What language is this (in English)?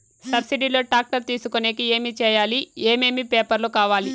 Telugu